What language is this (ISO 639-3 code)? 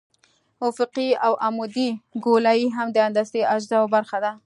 pus